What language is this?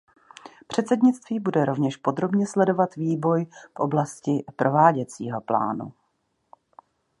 Czech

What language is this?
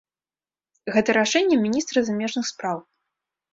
Belarusian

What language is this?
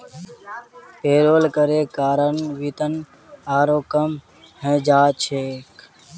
Magahi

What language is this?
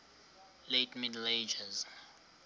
Xhosa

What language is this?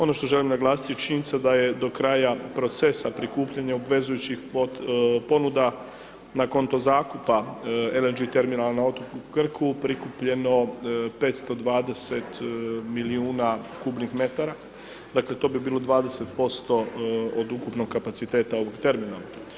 Croatian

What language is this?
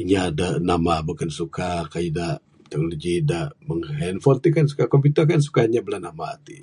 Bukar-Sadung Bidayuh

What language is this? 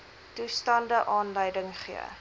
Afrikaans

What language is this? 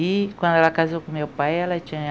Portuguese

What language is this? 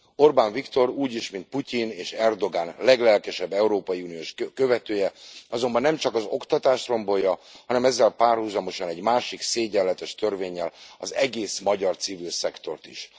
Hungarian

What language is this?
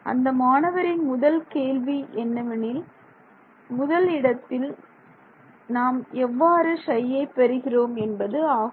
Tamil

